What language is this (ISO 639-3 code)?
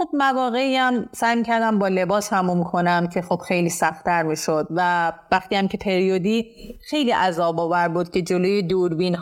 fas